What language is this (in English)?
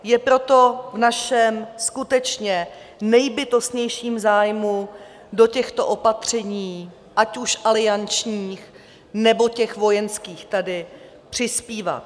Czech